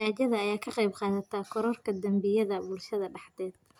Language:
Somali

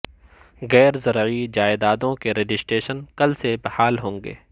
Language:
Urdu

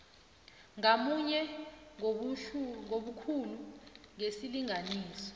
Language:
South Ndebele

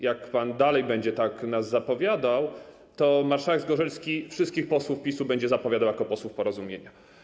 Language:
Polish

